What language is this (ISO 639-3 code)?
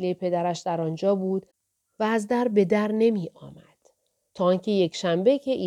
fas